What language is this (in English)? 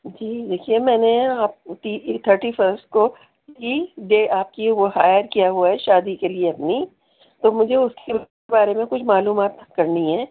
Urdu